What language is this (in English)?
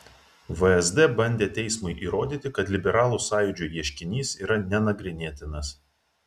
Lithuanian